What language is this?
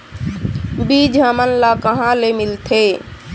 Chhattisgarhi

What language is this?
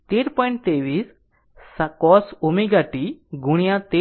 Gujarati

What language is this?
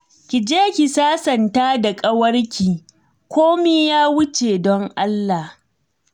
Hausa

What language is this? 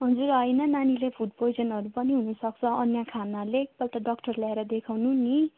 Nepali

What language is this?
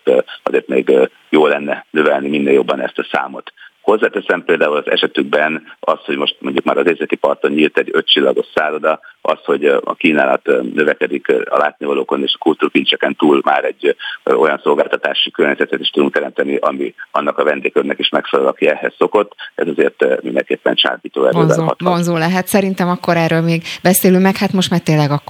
Hungarian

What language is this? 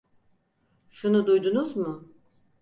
Turkish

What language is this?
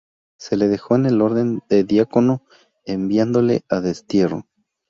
Spanish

